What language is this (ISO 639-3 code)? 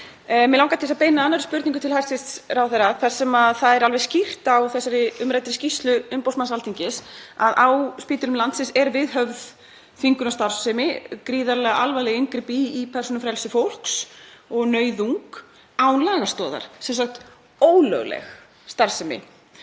isl